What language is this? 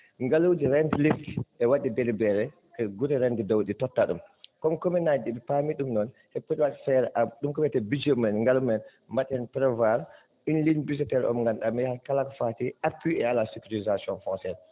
Fula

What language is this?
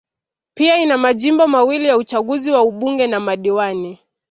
Swahili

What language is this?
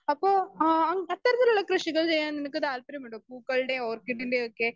Malayalam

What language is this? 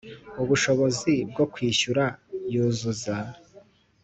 Kinyarwanda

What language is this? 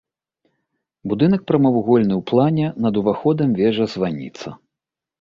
Belarusian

